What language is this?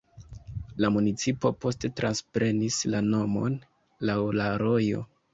Esperanto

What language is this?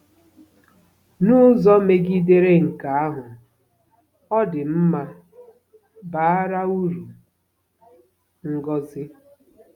Igbo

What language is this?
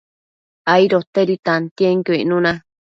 Matsés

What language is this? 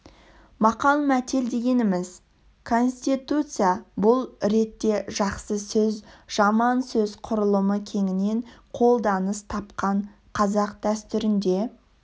Kazakh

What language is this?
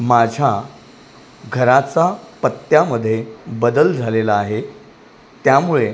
Marathi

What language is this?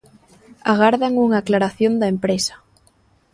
Galician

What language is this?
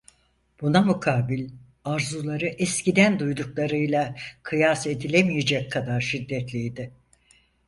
Turkish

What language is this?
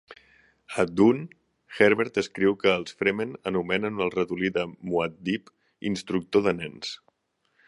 Catalan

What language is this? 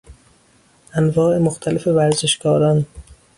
Persian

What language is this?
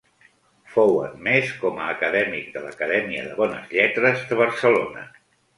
Catalan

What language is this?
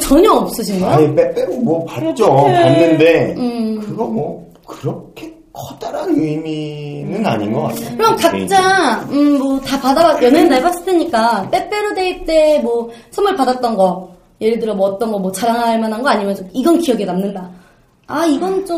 Korean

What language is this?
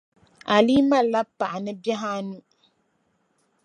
Dagbani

